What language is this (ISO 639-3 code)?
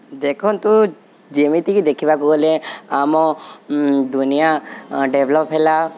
ori